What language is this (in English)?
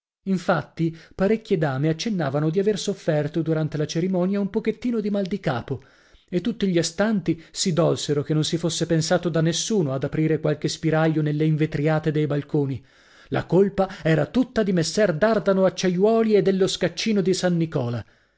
Italian